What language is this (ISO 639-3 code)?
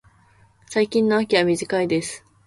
jpn